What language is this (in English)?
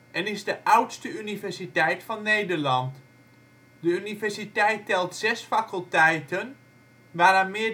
Dutch